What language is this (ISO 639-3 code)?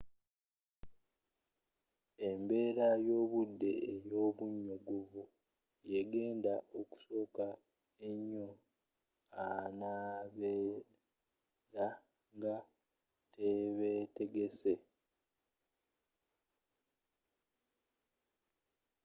lug